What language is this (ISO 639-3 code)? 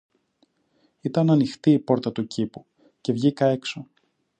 ell